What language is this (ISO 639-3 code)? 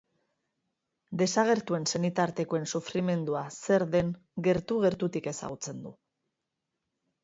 eus